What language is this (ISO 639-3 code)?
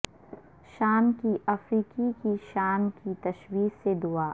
urd